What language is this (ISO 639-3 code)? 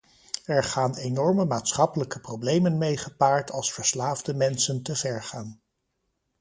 nld